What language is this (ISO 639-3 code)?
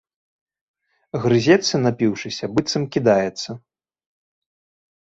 bel